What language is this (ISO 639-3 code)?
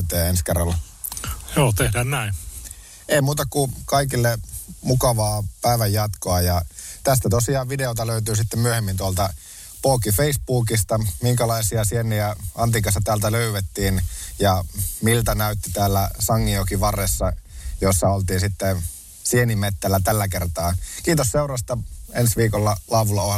fin